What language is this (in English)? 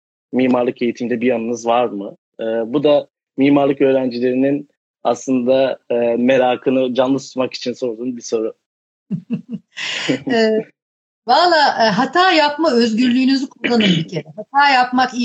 Turkish